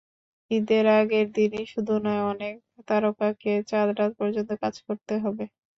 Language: Bangla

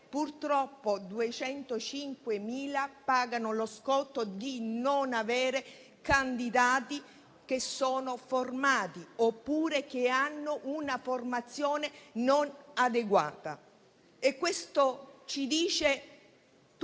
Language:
Italian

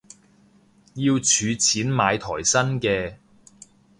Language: Cantonese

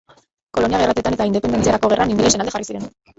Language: Basque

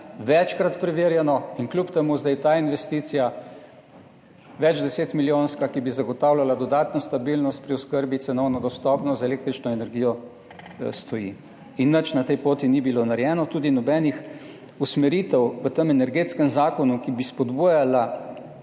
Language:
Slovenian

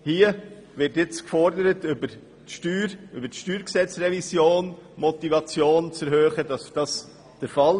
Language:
Swiss German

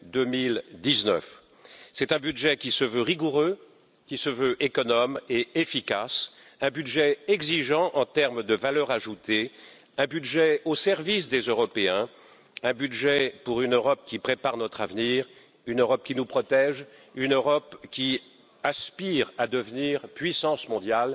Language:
French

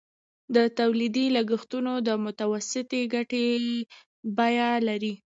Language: Pashto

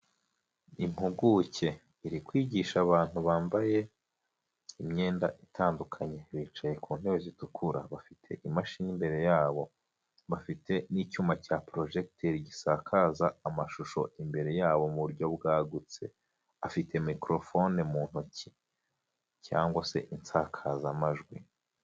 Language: Kinyarwanda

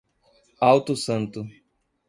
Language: Portuguese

